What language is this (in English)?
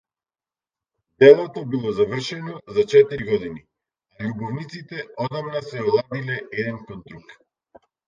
Macedonian